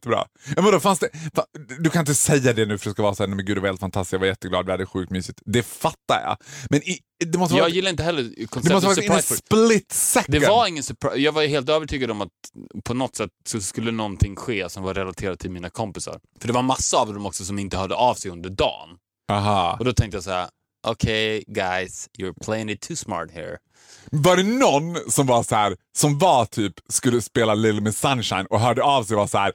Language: Swedish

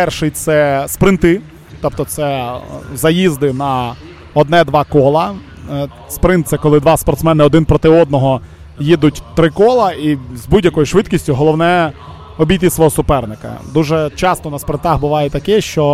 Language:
Ukrainian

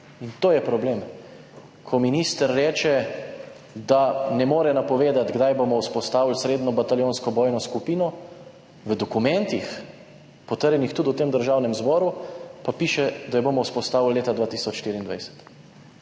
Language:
Slovenian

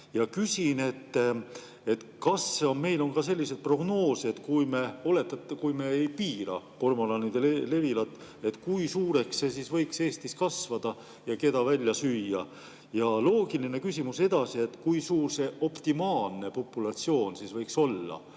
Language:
Estonian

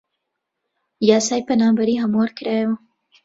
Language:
Central Kurdish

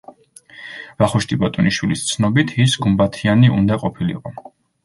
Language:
Georgian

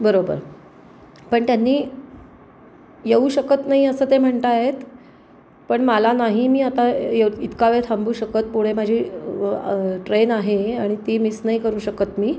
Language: Marathi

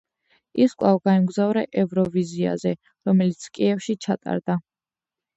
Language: Georgian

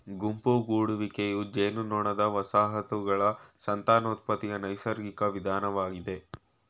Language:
Kannada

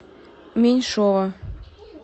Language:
Russian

